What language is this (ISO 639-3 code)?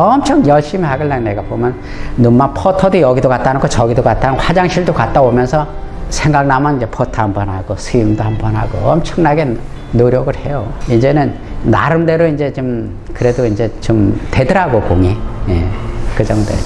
kor